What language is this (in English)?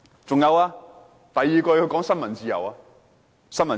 Cantonese